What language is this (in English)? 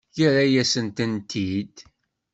Kabyle